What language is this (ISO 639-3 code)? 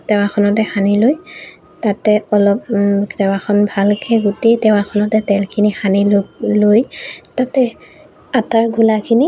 asm